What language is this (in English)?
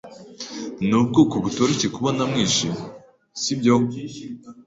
Kinyarwanda